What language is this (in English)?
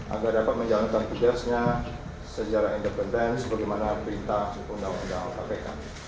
Indonesian